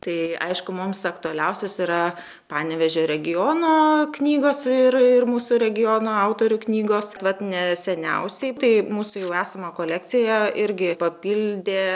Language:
Lithuanian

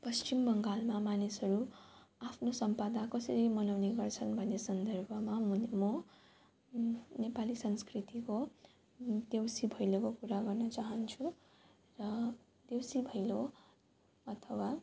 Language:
Nepali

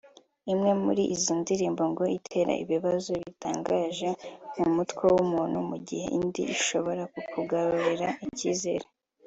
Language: Kinyarwanda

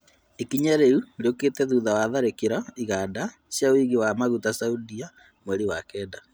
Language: Kikuyu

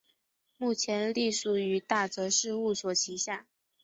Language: Chinese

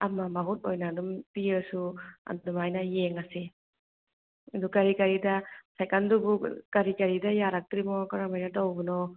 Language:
Manipuri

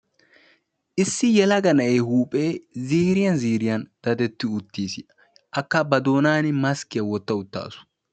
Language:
Wolaytta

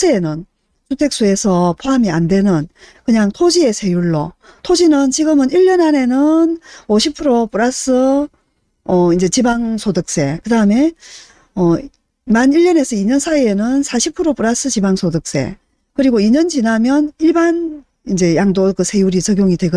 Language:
Korean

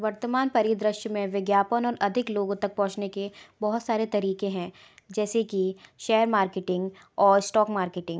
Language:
Hindi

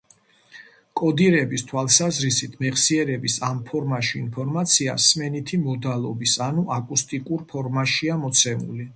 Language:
Georgian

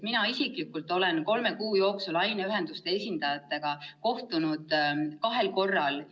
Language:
Estonian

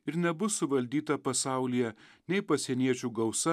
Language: Lithuanian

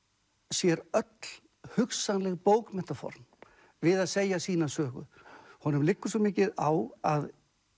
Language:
Icelandic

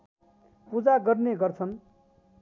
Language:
Nepali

